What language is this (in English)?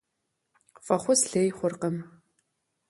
Kabardian